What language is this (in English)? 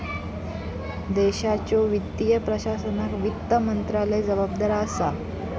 Marathi